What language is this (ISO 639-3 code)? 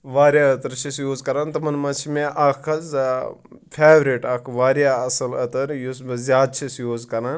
kas